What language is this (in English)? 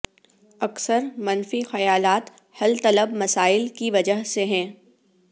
Urdu